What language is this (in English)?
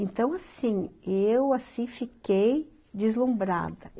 Portuguese